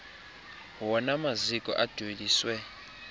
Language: Xhosa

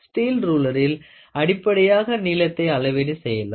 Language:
Tamil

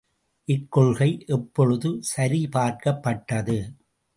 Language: Tamil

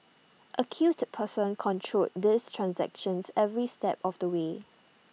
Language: English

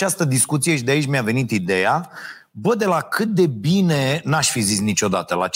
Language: Romanian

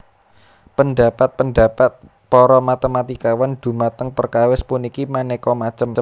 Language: Javanese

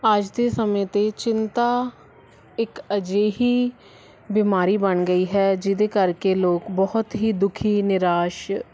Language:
Punjabi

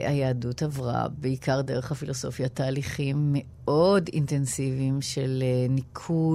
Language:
Hebrew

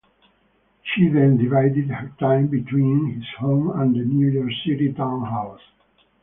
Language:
English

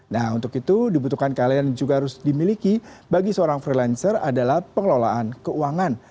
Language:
Indonesian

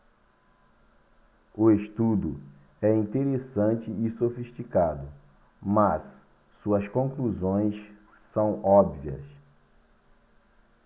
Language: Portuguese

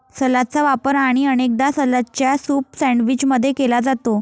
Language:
Marathi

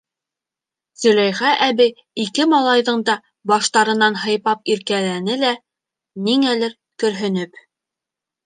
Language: Bashkir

